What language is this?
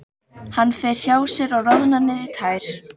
Icelandic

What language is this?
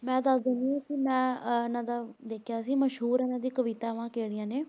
Punjabi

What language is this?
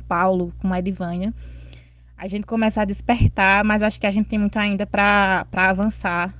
Portuguese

